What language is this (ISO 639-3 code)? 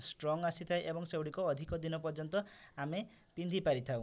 ori